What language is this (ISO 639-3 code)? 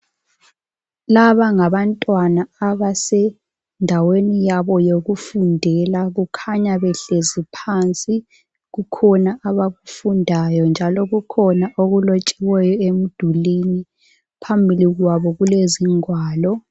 nde